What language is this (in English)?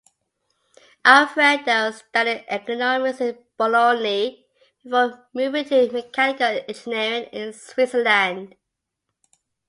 English